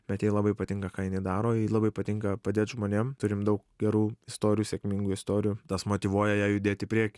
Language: Lithuanian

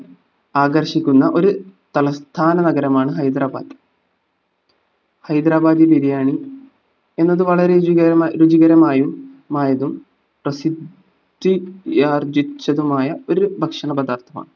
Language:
Malayalam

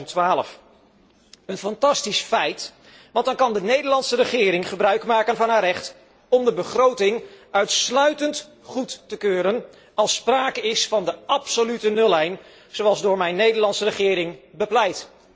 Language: Dutch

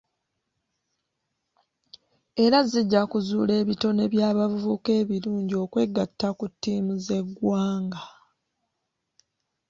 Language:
Ganda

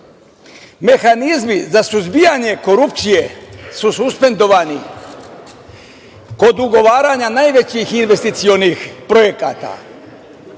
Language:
Serbian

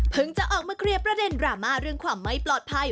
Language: Thai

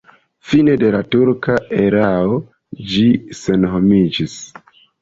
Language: Esperanto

